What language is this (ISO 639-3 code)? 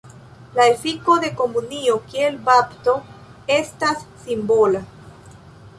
epo